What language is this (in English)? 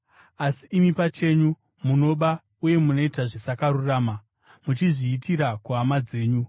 Shona